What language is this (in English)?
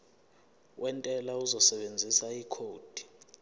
Zulu